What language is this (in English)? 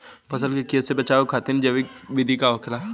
Bhojpuri